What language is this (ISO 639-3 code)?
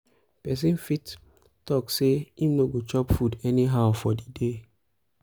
pcm